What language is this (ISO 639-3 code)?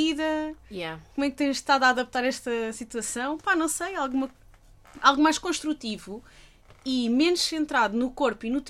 por